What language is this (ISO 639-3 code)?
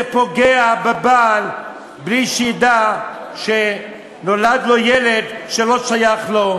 heb